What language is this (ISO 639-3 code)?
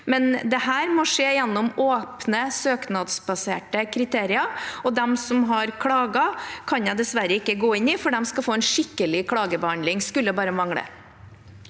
nor